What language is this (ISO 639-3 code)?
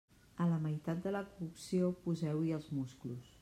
cat